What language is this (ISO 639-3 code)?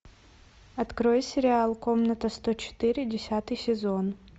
rus